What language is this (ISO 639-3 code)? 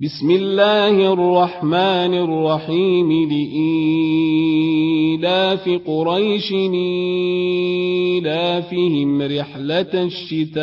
ara